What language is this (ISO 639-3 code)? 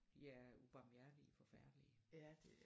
dan